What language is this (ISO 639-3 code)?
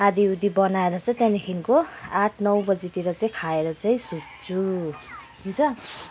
nep